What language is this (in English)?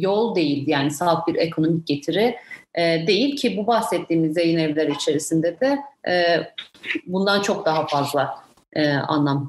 Turkish